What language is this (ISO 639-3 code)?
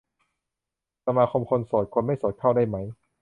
tha